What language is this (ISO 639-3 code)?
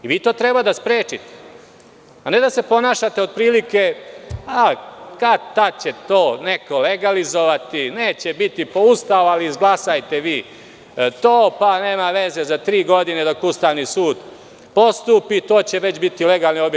srp